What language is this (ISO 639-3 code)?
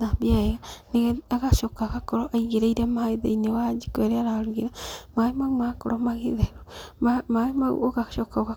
kik